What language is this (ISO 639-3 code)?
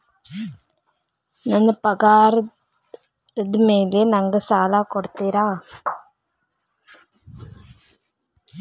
kan